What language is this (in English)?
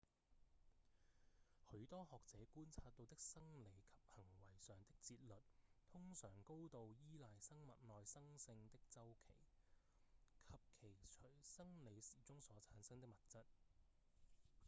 Cantonese